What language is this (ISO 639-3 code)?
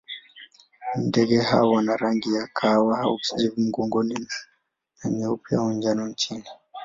swa